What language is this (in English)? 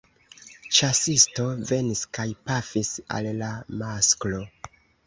Esperanto